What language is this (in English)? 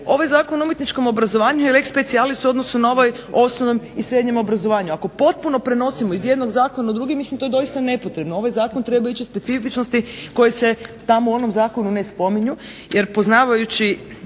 Croatian